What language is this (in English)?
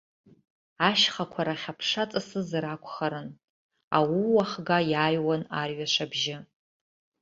Abkhazian